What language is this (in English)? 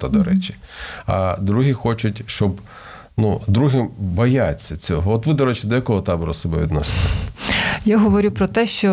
Ukrainian